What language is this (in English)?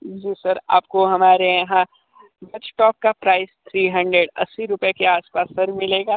Hindi